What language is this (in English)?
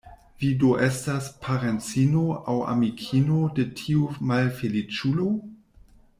Esperanto